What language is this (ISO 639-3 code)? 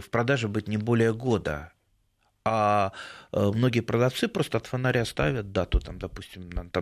rus